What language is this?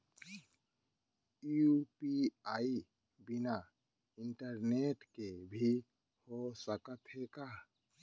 Chhattisgarhi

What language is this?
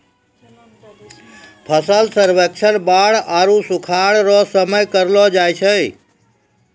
Maithili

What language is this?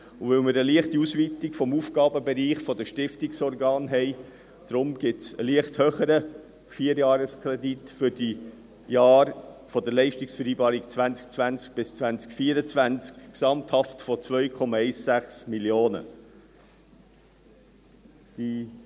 Swiss German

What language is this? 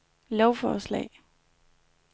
Danish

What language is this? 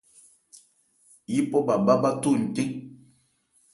Ebrié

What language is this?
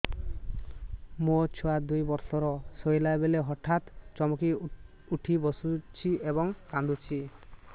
Odia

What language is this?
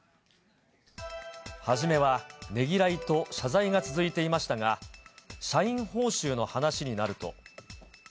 Japanese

